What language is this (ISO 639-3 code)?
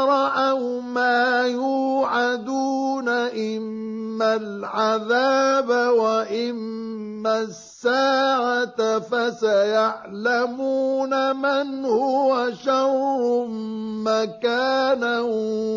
ara